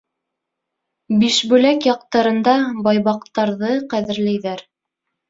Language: Bashkir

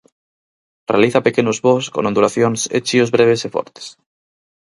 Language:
Galician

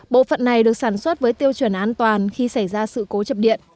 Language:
Vietnamese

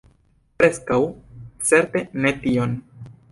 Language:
Esperanto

